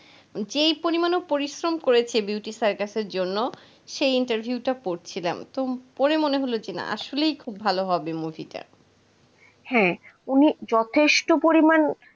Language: Bangla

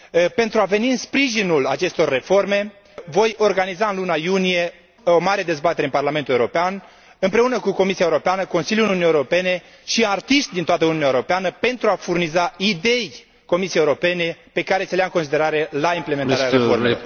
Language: Romanian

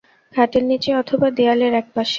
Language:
Bangla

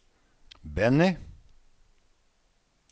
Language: Norwegian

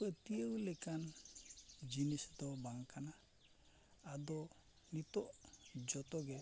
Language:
Santali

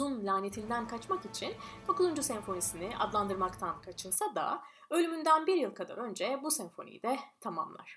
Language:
Turkish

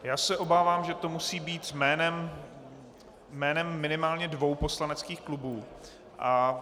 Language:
Czech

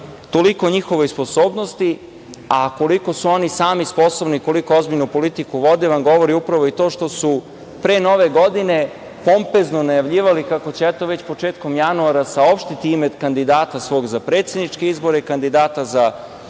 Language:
Serbian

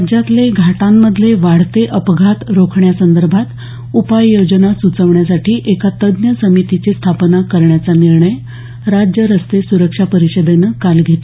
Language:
Marathi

